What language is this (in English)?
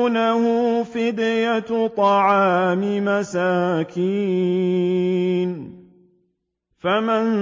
Arabic